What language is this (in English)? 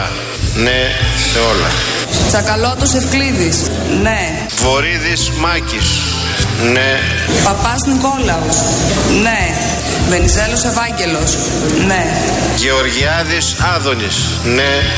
Greek